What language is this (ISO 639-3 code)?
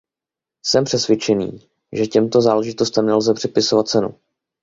ces